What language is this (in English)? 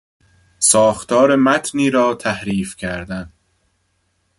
Persian